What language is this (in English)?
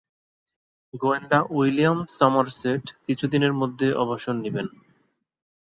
Bangla